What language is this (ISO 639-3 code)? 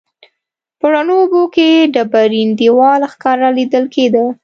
pus